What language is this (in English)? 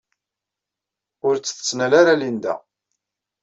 Kabyle